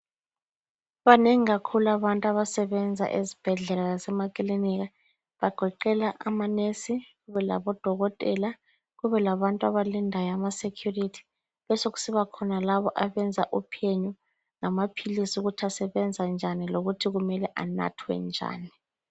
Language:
North Ndebele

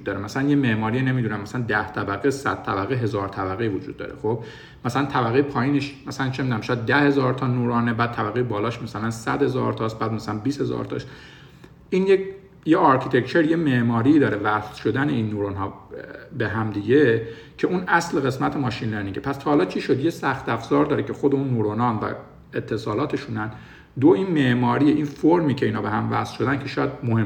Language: Persian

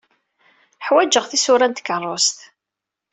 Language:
Kabyle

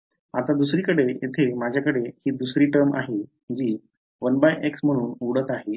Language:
Marathi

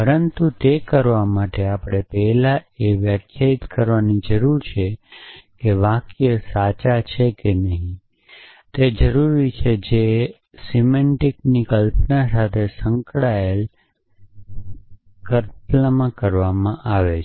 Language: Gujarati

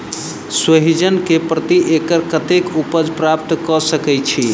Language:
Maithili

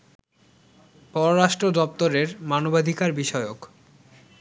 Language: Bangla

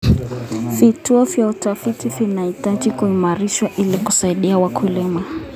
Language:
Kalenjin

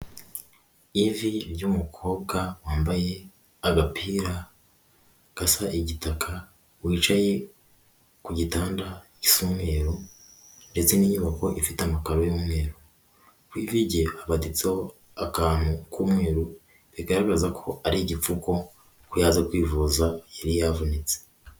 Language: Kinyarwanda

